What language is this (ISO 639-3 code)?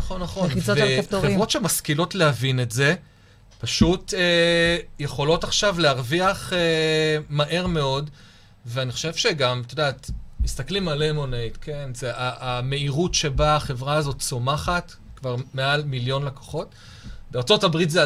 heb